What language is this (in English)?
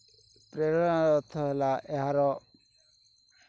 Odia